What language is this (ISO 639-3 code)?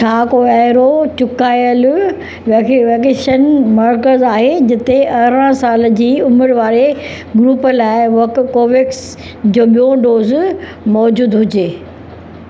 snd